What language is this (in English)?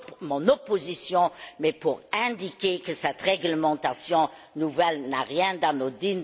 French